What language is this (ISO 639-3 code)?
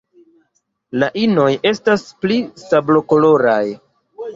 epo